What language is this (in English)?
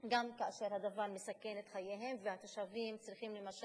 Hebrew